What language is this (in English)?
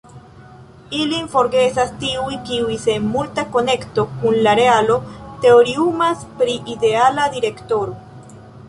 Esperanto